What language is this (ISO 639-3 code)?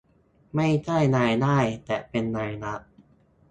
tha